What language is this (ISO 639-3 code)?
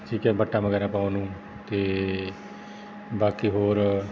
pan